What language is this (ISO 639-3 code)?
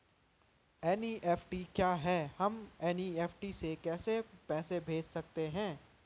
hin